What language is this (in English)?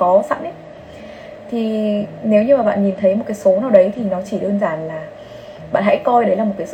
Vietnamese